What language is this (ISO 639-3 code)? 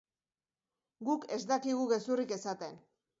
eus